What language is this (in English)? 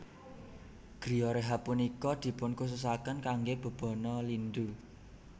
Javanese